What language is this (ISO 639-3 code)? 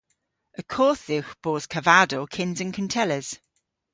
cor